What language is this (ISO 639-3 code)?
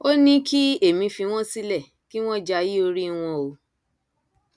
yor